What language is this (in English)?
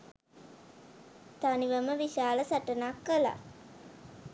Sinhala